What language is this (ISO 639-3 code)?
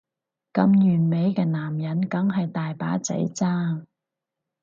yue